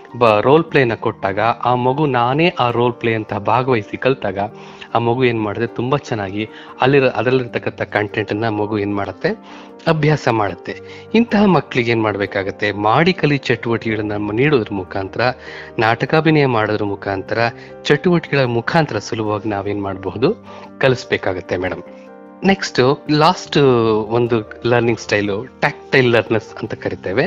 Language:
Kannada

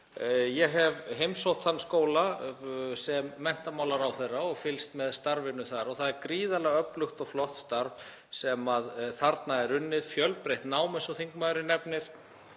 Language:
Icelandic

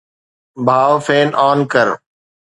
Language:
Sindhi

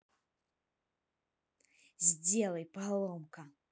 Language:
Russian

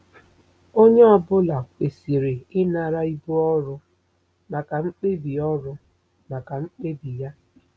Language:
Igbo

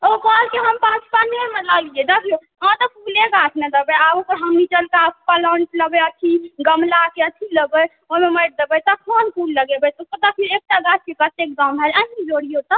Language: Maithili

